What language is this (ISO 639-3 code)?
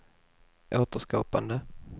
swe